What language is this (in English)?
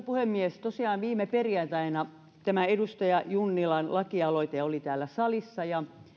Finnish